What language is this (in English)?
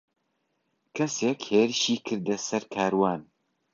Central Kurdish